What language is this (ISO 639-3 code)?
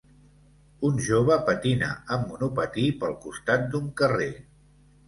cat